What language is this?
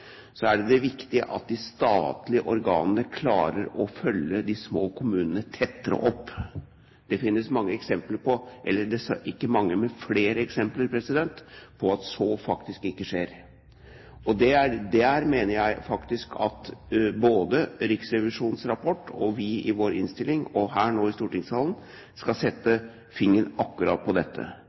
Norwegian Bokmål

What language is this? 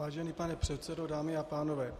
Czech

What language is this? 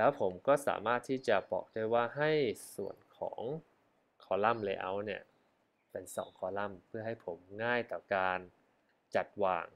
Thai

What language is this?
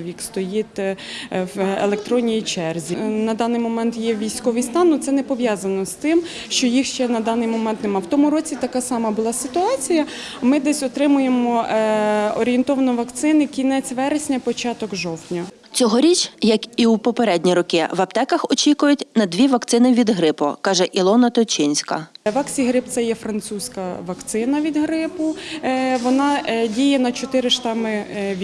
Ukrainian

